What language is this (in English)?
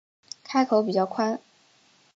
Chinese